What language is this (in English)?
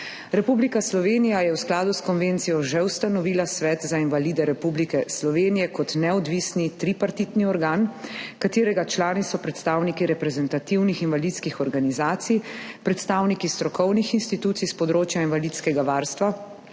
Slovenian